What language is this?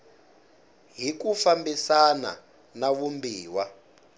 Tsonga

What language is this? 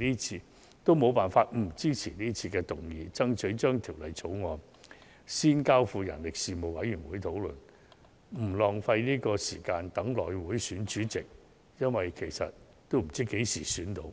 Cantonese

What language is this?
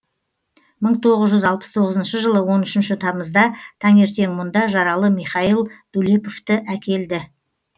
Kazakh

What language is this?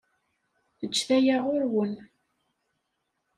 Kabyle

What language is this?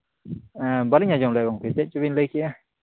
Santali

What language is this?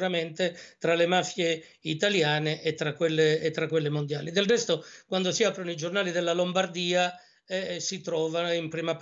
Italian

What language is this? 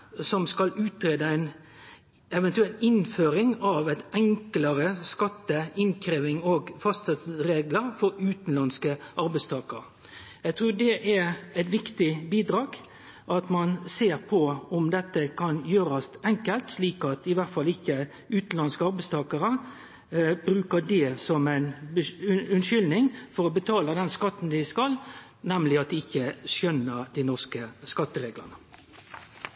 Norwegian Nynorsk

